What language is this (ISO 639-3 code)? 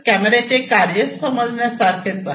mar